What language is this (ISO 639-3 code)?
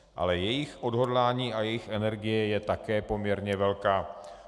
ces